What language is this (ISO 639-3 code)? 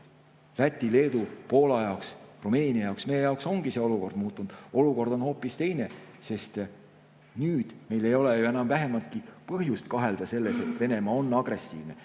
est